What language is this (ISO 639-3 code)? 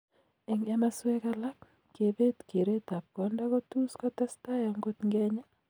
kln